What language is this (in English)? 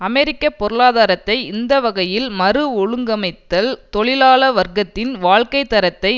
Tamil